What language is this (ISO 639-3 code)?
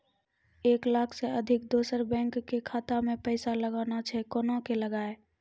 mai